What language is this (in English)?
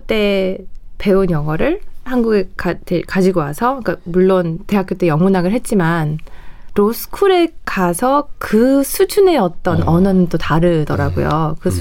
Korean